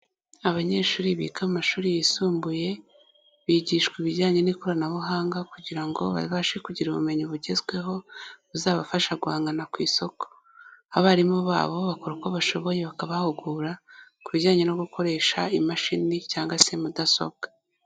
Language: Kinyarwanda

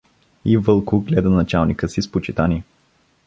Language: Bulgarian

